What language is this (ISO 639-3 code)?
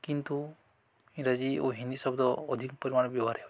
ori